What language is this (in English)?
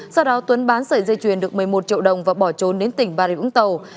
Vietnamese